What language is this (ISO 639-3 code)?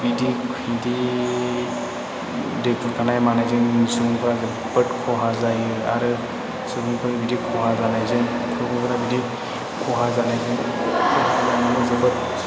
brx